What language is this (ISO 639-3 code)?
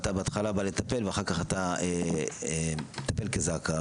heb